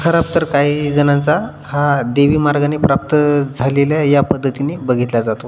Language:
Marathi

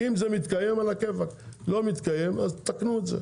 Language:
Hebrew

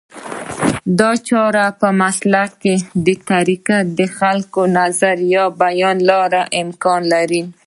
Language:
Pashto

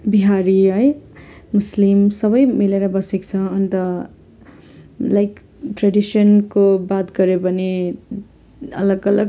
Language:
Nepali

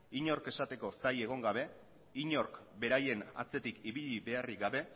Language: Basque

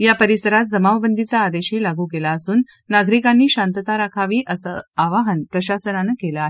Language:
Marathi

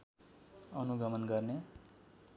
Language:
Nepali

